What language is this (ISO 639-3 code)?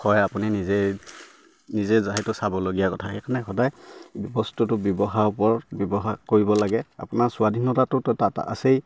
asm